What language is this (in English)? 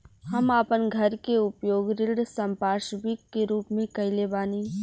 Bhojpuri